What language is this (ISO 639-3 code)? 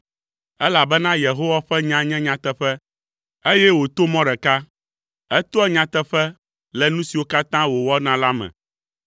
ewe